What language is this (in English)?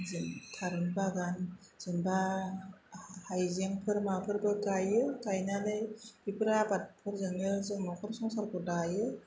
Bodo